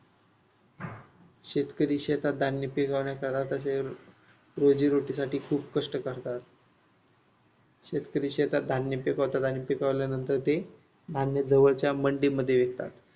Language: Marathi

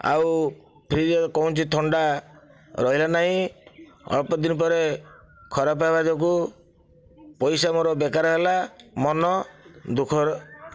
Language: Odia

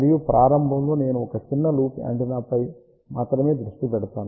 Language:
Telugu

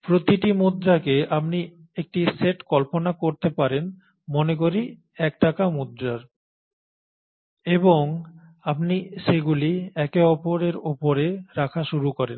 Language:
Bangla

